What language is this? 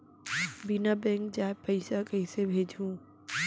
Chhattisgarhi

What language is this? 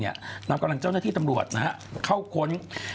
Thai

